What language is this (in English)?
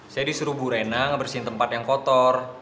Indonesian